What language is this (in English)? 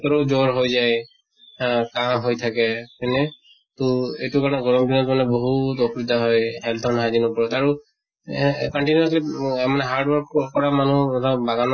Assamese